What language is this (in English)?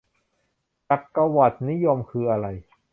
Thai